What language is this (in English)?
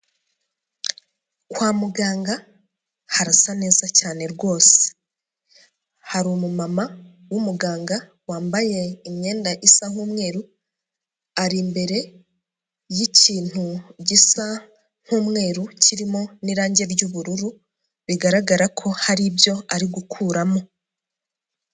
Kinyarwanda